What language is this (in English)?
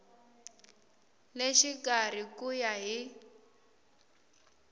Tsonga